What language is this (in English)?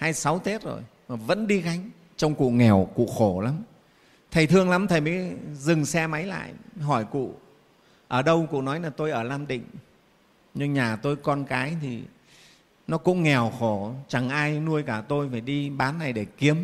Vietnamese